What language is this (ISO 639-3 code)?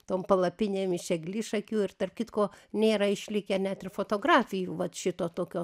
lit